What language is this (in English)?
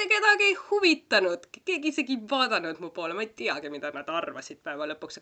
Finnish